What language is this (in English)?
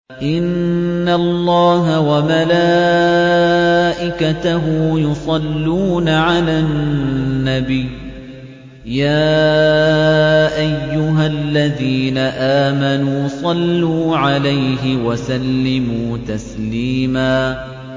Arabic